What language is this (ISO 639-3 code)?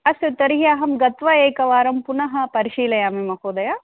san